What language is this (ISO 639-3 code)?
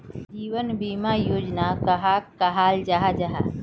mag